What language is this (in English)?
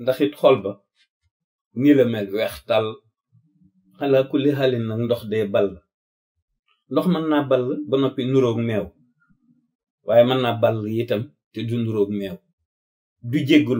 Arabic